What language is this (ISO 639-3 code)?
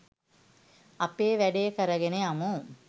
sin